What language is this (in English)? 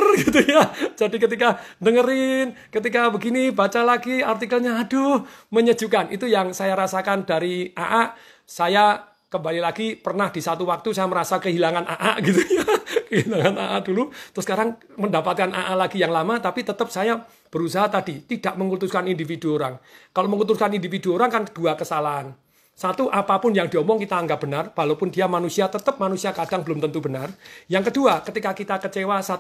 Indonesian